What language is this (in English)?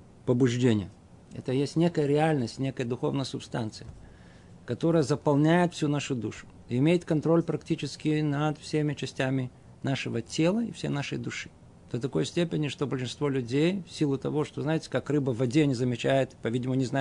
Russian